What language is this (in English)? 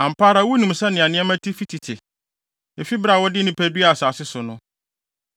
Akan